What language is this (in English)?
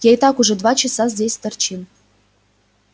Russian